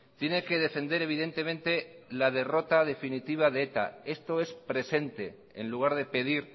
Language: Spanish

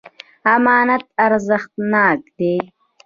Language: Pashto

